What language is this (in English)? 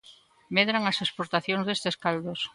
Galician